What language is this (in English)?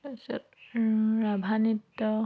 Assamese